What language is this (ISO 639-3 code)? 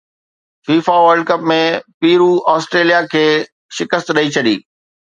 snd